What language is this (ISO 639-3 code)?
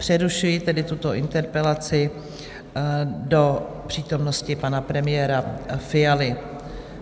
ces